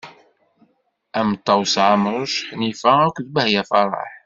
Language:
Kabyle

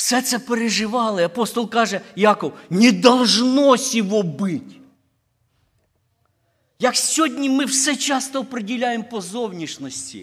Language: Ukrainian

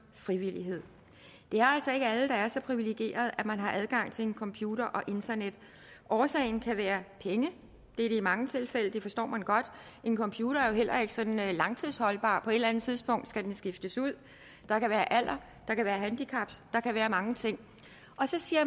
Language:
Danish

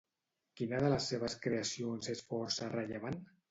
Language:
Catalan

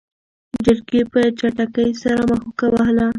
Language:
Pashto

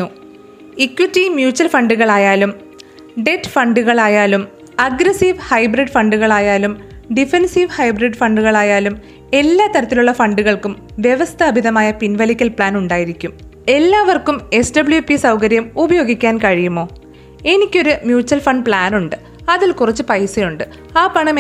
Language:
Malayalam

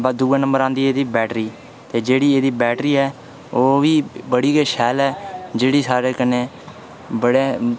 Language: Dogri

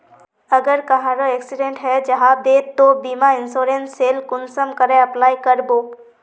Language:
Magahi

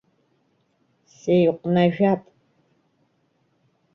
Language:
Abkhazian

